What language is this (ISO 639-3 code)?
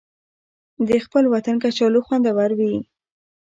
pus